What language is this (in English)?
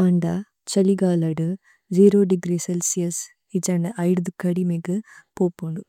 Tulu